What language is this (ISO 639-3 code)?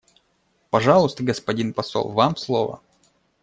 rus